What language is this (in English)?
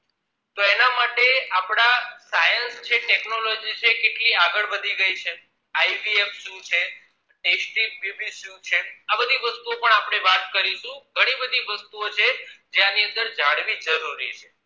Gujarati